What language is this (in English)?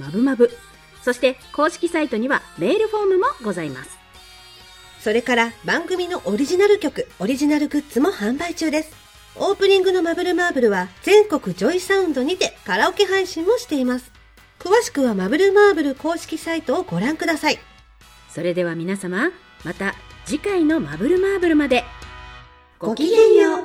Japanese